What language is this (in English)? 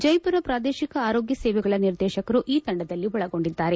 Kannada